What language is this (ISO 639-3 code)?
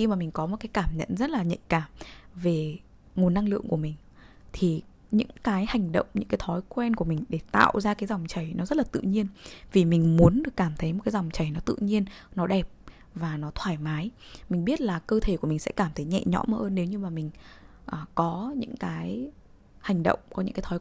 vie